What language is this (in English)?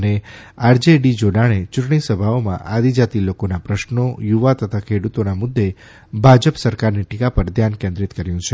Gujarati